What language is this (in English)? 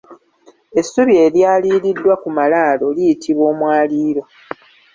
Ganda